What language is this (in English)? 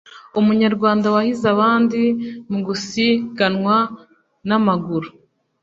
Kinyarwanda